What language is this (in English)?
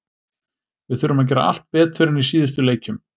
Icelandic